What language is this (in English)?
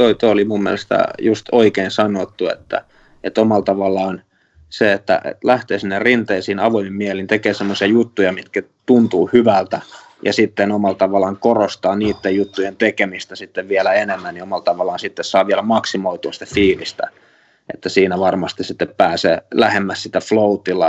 Finnish